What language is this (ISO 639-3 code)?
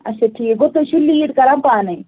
kas